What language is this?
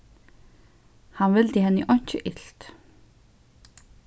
Faroese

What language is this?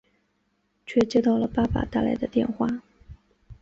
Chinese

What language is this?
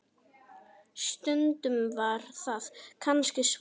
Icelandic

